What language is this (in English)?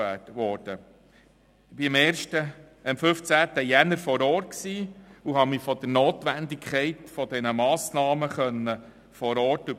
Swiss German